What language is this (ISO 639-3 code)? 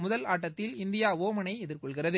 tam